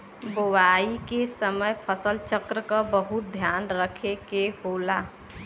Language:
Bhojpuri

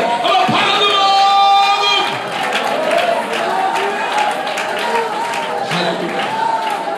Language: Malayalam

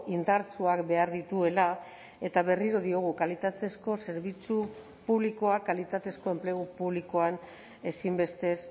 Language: Basque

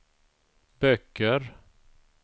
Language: Swedish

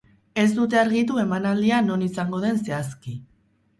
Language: Basque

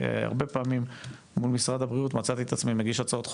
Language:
Hebrew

